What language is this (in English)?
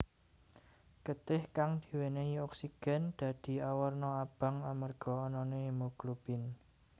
Javanese